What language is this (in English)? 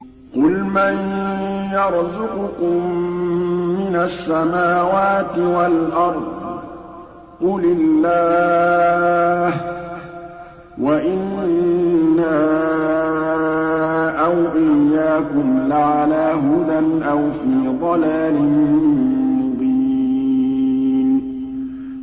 Arabic